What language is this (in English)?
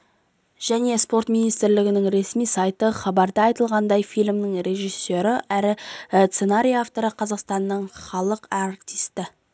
Kazakh